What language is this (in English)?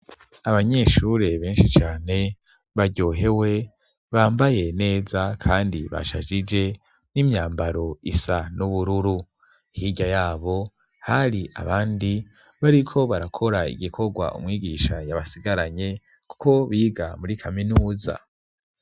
Rundi